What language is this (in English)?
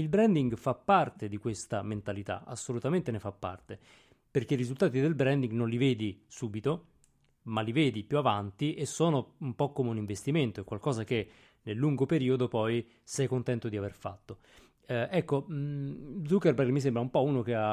Italian